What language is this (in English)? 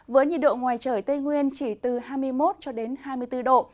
Vietnamese